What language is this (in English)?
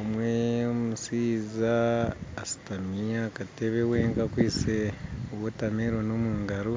Nyankole